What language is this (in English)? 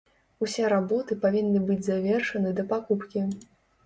Belarusian